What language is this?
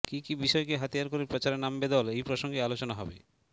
Bangla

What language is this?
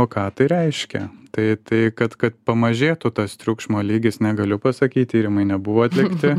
Lithuanian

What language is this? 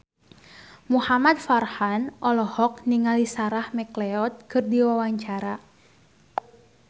Sundanese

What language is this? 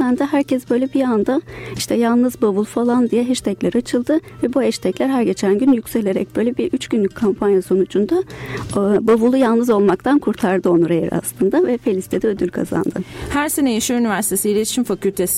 Turkish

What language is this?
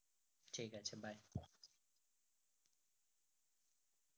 Bangla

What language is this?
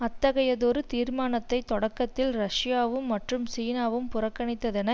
Tamil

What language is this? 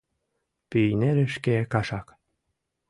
Mari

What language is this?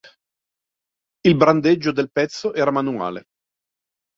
Italian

